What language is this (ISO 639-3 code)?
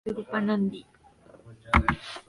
grn